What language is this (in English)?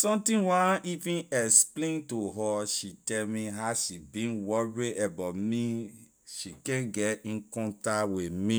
Liberian English